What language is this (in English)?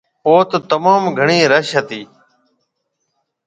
Marwari (Pakistan)